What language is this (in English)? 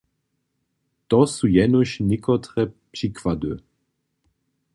Upper Sorbian